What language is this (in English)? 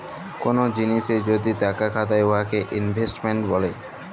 Bangla